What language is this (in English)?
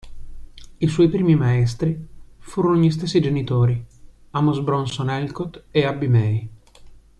Italian